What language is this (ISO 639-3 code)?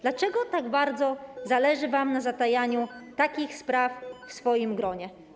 pol